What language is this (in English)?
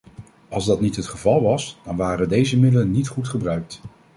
Dutch